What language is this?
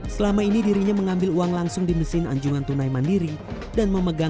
Indonesian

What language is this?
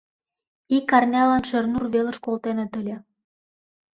Mari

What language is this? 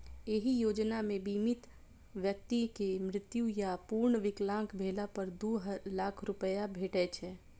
Maithili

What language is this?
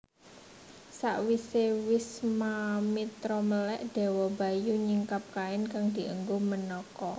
Javanese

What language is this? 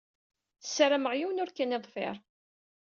Kabyle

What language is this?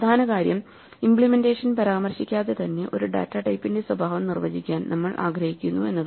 Malayalam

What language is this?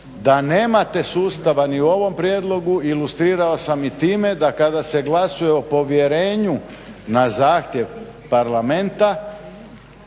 Croatian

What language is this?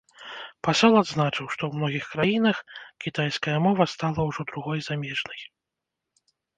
Belarusian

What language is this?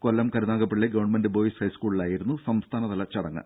Malayalam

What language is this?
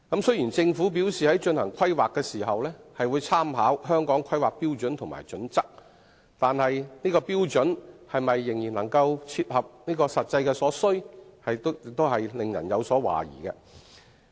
Cantonese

